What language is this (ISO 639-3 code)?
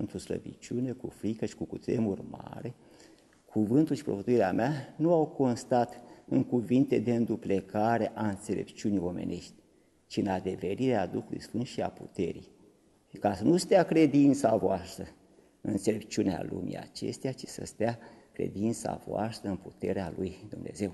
ron